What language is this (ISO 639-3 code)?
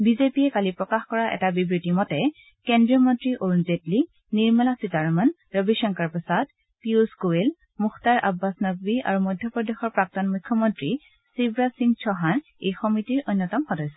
asm